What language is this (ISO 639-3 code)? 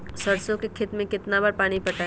mag